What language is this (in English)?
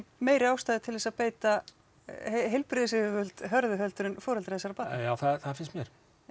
Icelandic